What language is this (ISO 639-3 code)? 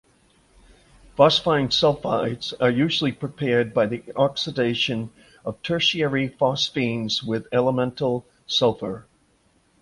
eng